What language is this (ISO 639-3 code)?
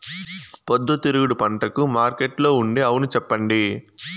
tel